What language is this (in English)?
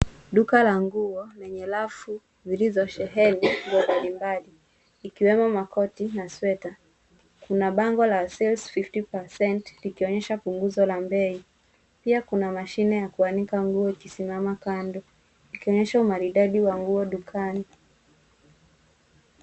Swahili